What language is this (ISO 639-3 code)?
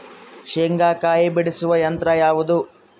kan